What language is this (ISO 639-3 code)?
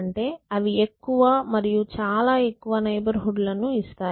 tel